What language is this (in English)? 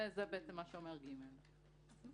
Hebrew